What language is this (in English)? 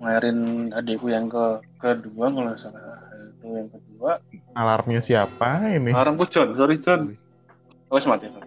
Indonesian